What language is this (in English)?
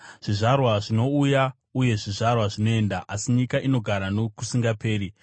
Shona